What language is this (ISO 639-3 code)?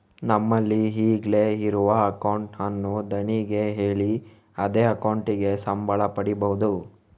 kan